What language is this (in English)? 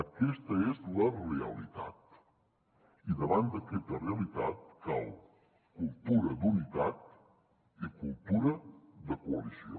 Catalan